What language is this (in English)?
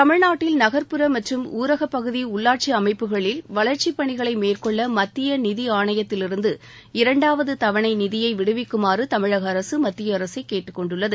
Tamil